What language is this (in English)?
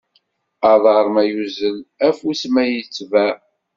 Kabyle